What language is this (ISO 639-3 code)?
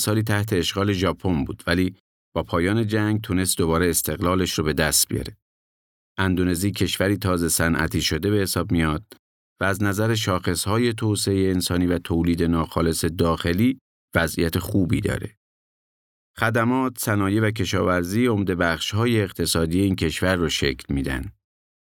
fas